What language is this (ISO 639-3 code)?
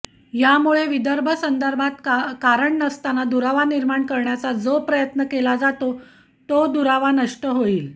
mar